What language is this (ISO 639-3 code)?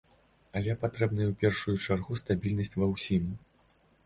bel